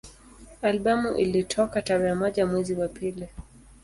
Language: Swahili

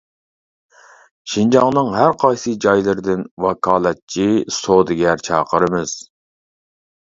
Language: Uyghur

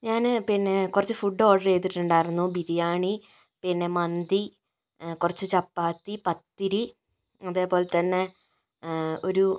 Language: Malayalam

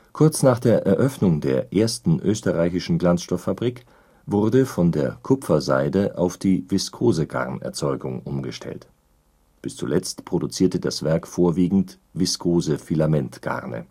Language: German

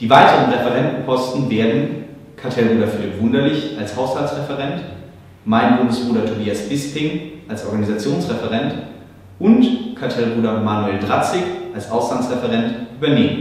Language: German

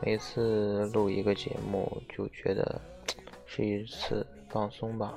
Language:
Chinese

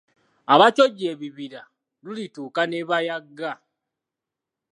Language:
Ganda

